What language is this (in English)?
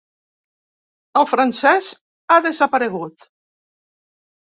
Catalan